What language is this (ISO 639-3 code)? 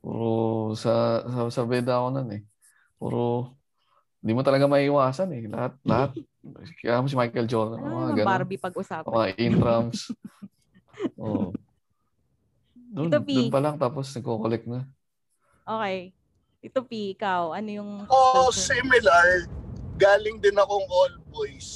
fil